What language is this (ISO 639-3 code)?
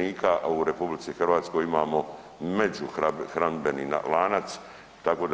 hrv